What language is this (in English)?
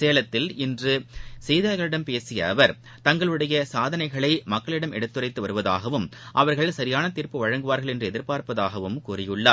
Tamil